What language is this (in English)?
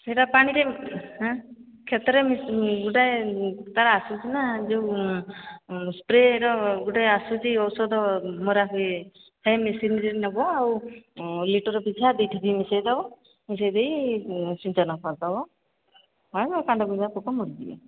Odia